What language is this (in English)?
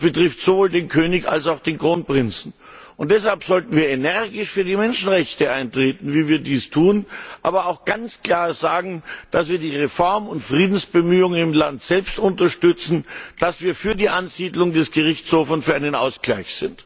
German